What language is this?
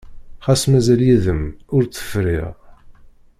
Kabyle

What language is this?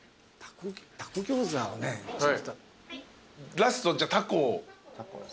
Japanese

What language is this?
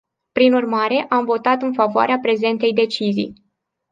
Romanian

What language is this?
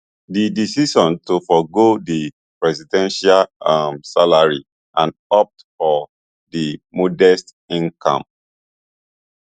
Nigerian Pidgin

